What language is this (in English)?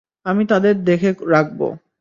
Bangla